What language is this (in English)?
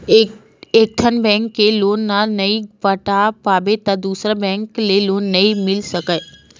Chhattisgarhi